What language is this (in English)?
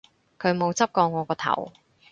Cantonese